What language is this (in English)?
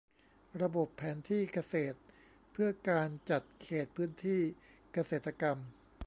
Thai